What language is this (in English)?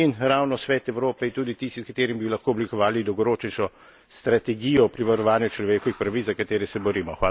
Slovenian